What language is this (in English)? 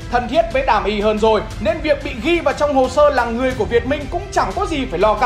Vietnamese